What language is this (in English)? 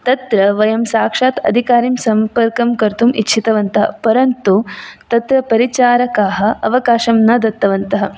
Sanskrit